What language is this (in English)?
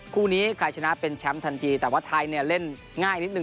Thai